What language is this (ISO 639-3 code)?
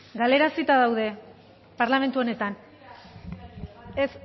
eus